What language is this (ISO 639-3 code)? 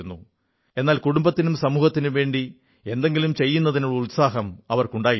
mal